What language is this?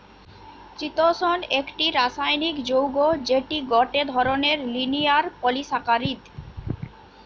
Bangla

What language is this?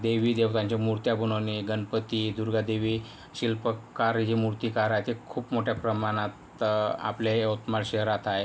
Marathi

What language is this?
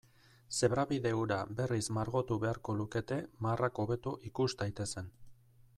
Basque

